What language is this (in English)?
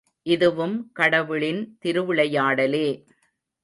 Tamil